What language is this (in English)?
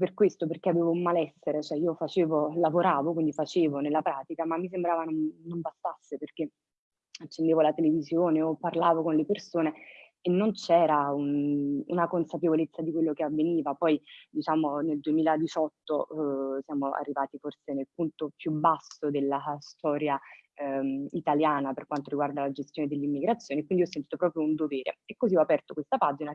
Italian